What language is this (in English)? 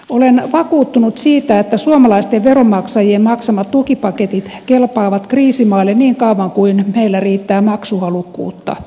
Finnish